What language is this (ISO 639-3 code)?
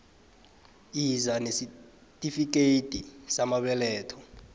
nbl